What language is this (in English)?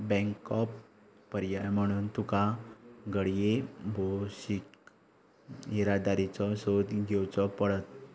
Konkani